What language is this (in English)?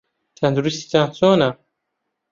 Central Kurdish